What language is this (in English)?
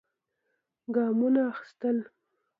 Pashto